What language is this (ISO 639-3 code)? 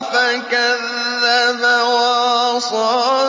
ara